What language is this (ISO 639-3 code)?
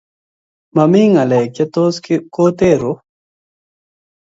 kln